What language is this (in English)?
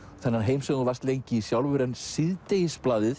Icelandic